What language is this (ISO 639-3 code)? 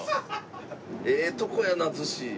jpn